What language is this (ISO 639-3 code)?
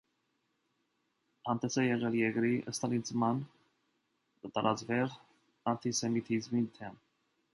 hye